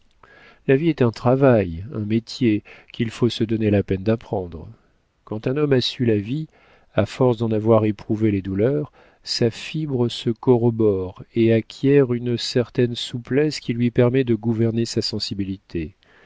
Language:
French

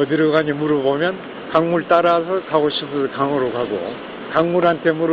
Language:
Korean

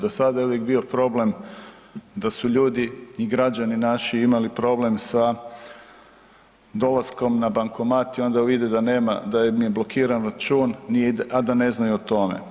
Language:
Croatian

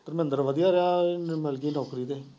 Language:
Punjabi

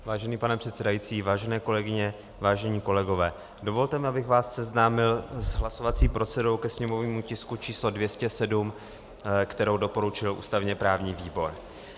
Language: Czech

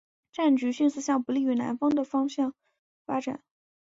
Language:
Chinese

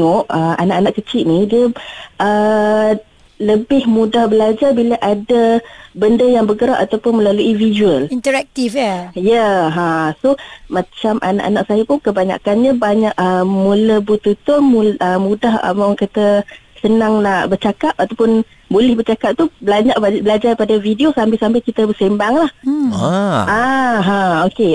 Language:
Malay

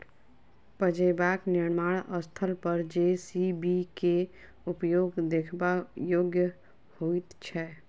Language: Maithili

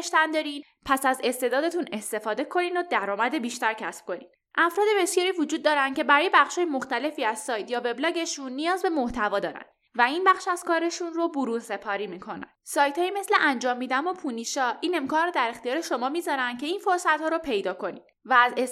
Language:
Persian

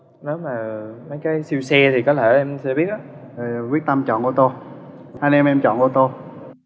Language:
Vietnamese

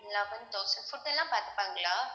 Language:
Tamil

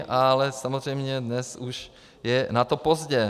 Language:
Czech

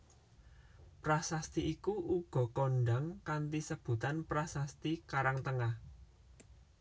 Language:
Javanese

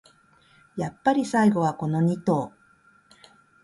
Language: Japanese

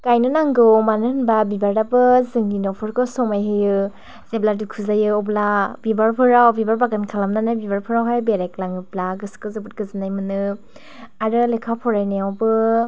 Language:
Bodo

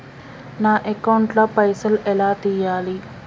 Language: Telugu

